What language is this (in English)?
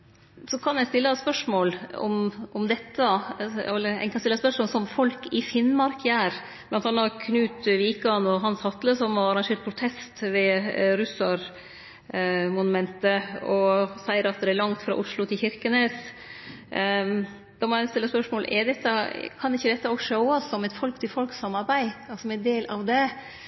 Norwegian Nynorsk